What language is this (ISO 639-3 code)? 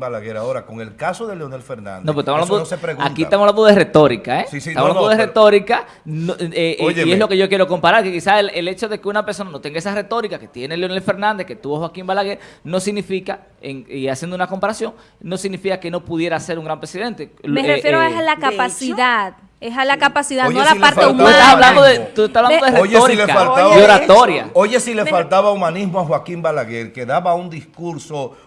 spa